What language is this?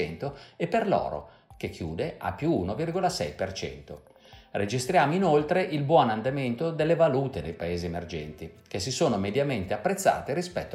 Italian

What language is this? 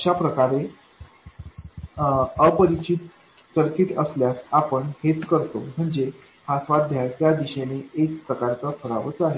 Marathi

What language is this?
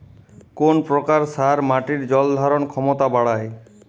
Bangla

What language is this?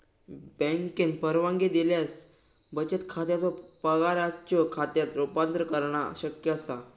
Marathi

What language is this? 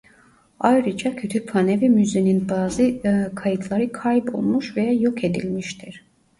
Turkish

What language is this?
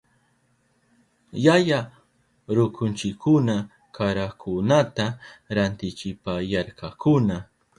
Southern Pastaza Quechua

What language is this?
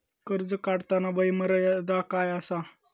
Marathi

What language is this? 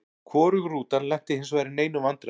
Icelandic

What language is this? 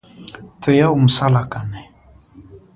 Chokwe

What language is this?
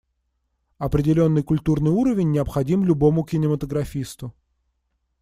Russian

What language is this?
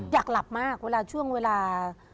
Thai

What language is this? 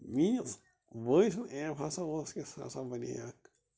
Kashmiri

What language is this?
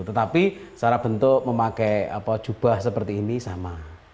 Indonesian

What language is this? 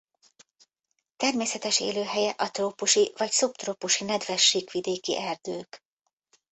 Hungarian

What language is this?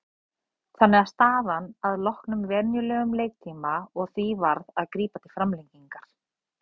Icelandic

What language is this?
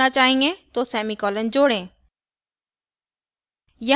Hindi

